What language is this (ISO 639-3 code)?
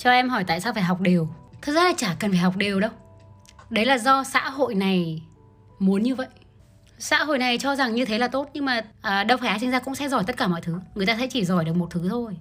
vie